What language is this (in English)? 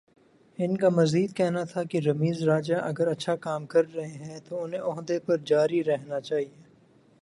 Urdu